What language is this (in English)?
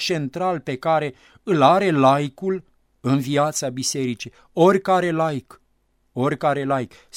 Romanian